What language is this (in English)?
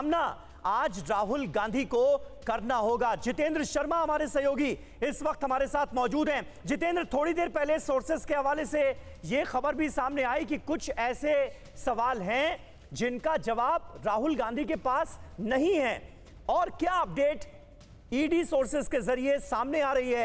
Hindi